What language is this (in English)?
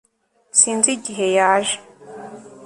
Kinyarwanda